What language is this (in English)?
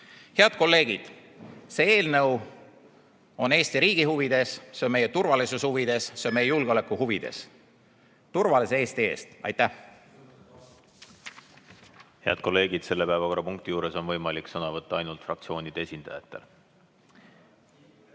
Estonian